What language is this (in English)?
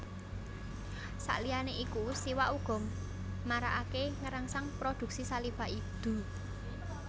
Javanese